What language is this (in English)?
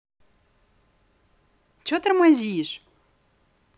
Russian